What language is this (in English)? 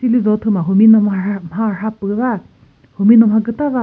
Chokri Naga